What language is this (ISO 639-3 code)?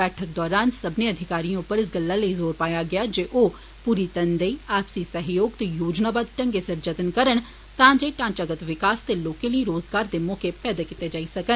doi